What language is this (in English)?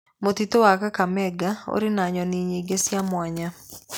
Kikuyu